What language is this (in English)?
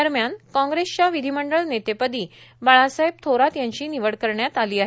Marathi